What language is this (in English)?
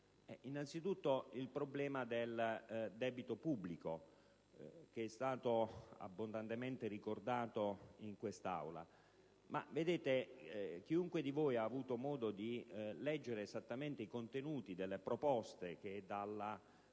Italian